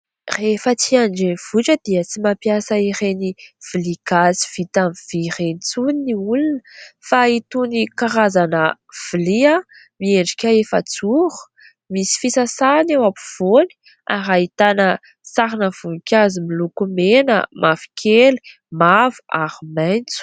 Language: Malagasy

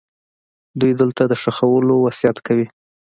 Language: Pashto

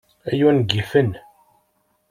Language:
Kabyle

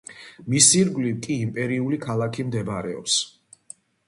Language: Georgian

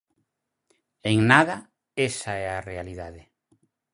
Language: Galician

